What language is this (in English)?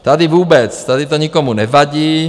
Czech